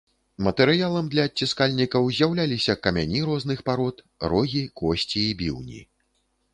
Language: Belarusian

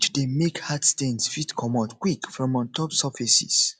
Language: Nigerian Pidgin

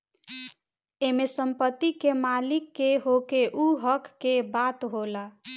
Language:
Bhojpuri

